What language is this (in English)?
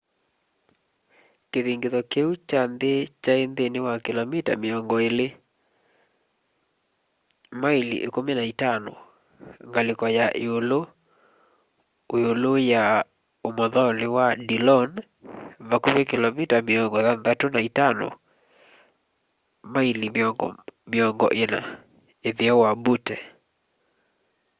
Kamba